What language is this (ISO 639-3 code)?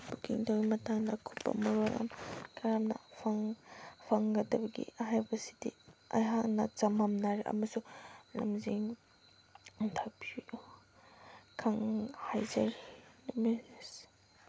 mni